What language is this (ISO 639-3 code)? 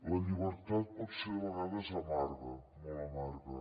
cat